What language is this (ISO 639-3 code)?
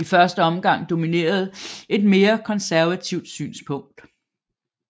dan